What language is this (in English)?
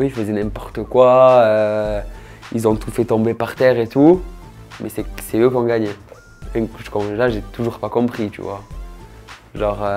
French